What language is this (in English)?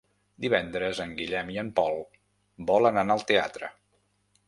Catalan